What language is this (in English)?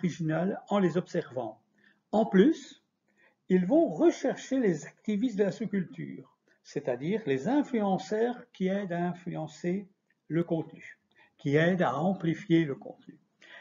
French